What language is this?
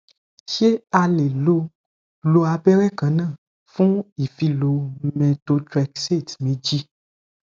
Yoruba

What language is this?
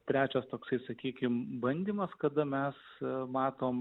Lithuanian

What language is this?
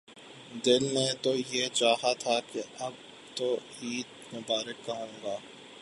Urdu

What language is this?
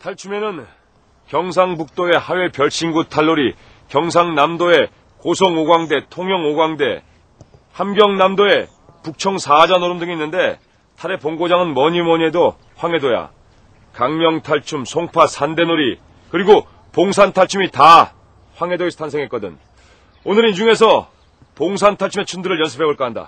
Korean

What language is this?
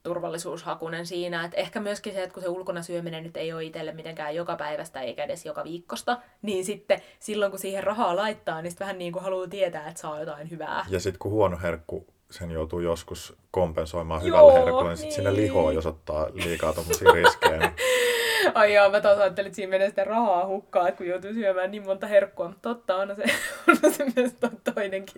Finnish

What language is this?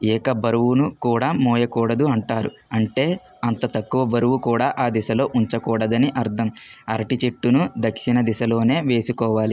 Telugu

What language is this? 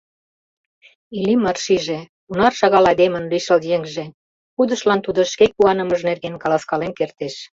Mari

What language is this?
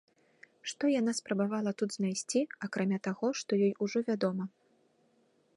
Belarusian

